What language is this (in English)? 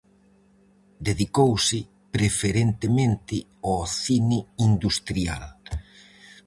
Galician